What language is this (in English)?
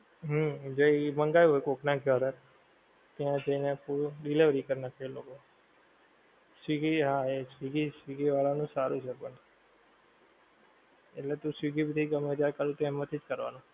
Gujarati